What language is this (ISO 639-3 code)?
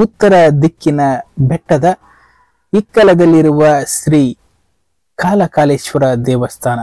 kan